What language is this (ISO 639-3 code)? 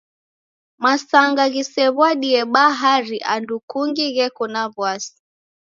dav